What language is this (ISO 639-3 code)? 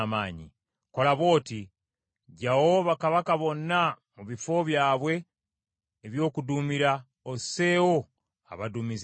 lug